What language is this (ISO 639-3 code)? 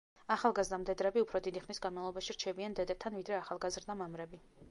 kat